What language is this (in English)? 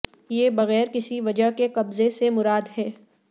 Urdu